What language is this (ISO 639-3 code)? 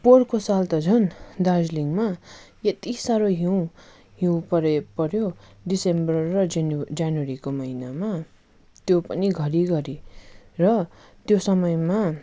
nep